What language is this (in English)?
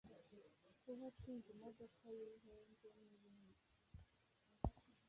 Kinyarwanda